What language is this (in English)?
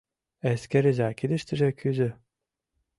Mari